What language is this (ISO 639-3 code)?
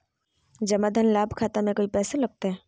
mag